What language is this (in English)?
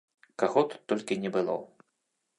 Belarusian